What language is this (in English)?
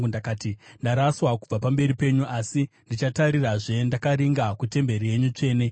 Shona